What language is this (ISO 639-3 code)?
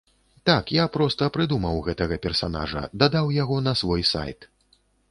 bel